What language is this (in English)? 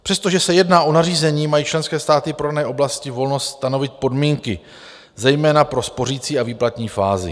Czech